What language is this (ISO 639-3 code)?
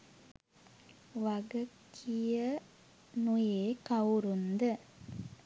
sin